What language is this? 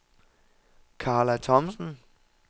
Danish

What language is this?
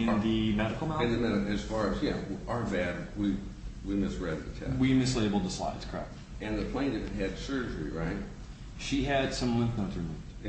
English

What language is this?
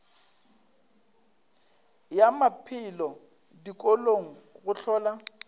Northern Sotho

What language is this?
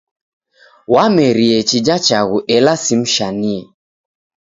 Taita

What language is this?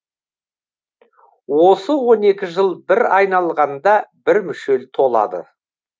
Kazakh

